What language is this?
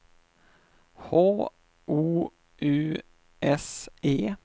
Swedish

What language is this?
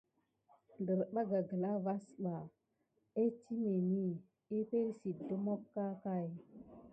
Gidar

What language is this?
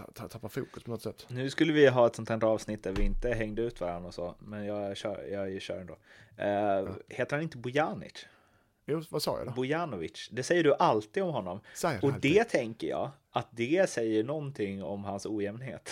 Swedish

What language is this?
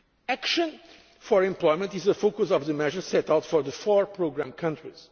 English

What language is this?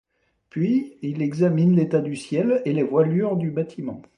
French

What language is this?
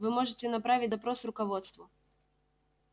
Russian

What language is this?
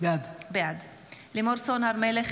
Hebrew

